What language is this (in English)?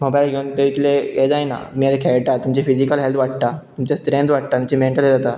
Konkani